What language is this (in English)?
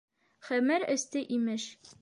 Bashkir